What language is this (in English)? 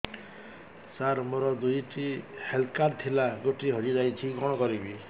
Odia